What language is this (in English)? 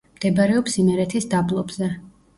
Georgian